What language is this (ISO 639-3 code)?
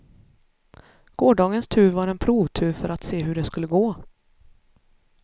swe